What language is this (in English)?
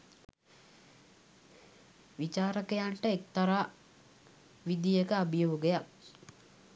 Sinhala